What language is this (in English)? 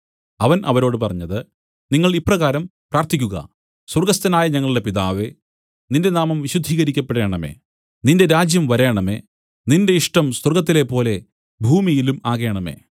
Malayalam